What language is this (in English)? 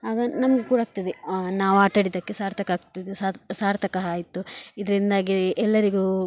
Kannada